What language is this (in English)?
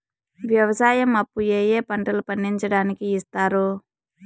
Telugu